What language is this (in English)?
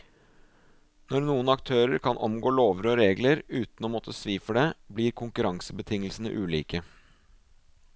Norwegian